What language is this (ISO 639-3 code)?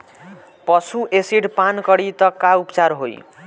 bho